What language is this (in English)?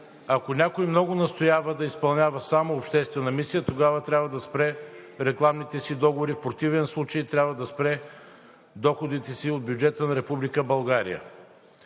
Bulgarian